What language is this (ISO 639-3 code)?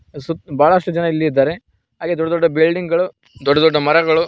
kan